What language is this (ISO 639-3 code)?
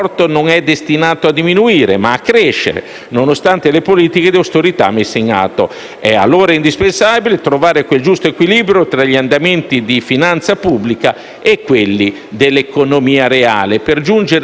ita